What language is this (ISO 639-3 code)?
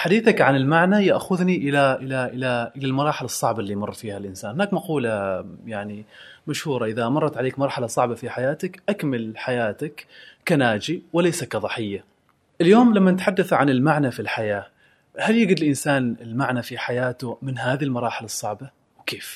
ara